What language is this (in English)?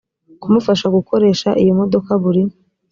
Kinyarwanda